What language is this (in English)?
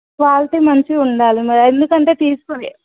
Telugu